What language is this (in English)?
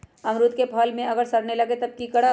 Magahi